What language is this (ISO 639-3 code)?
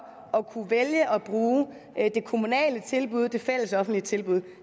dan